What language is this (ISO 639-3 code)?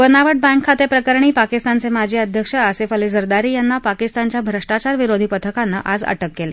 mar